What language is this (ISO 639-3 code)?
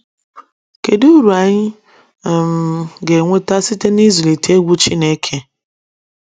ibo